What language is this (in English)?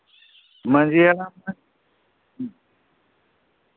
Santali